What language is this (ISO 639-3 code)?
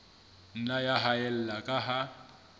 sot